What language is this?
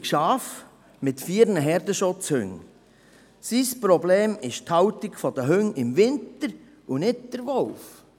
Swiss German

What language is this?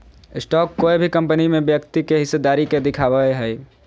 Magahi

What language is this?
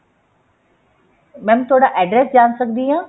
Punjabi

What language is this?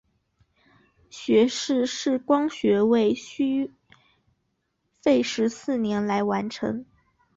Chinese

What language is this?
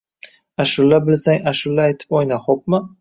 Uzbek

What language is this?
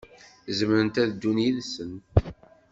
Kabyle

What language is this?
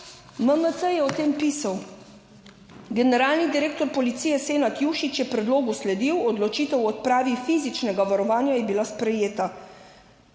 Slovenian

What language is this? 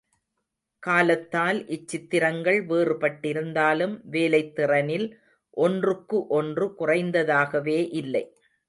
Tamil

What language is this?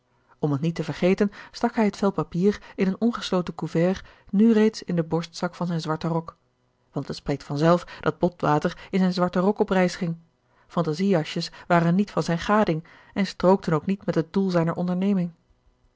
Dutch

